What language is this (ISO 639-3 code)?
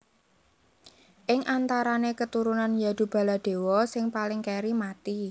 jav